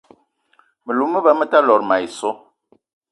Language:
Eton (Cameroon)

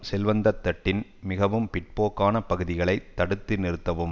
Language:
Tamil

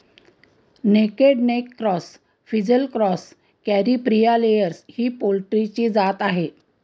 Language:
Marathi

